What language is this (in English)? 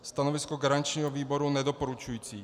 Czech